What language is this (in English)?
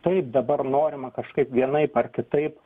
Lithuanian